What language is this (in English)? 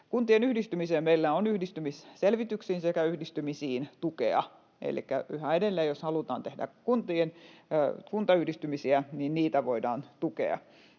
Finnish